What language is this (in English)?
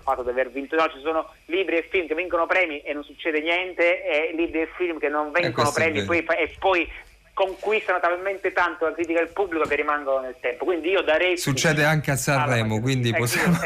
Italian